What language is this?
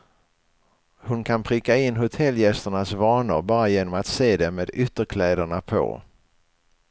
Swedish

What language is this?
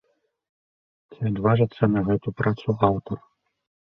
Belarusian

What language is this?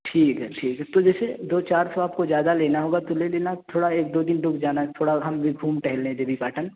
Urdu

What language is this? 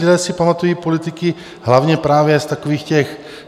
Czech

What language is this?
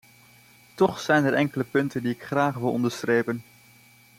Dutch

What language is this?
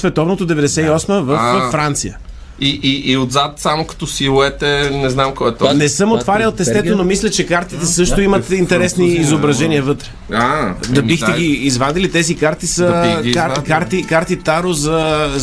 Bulgarian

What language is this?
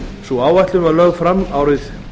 Icelandic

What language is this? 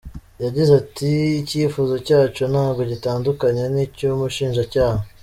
Kinyarwanda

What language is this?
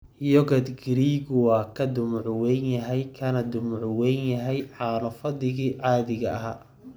Somali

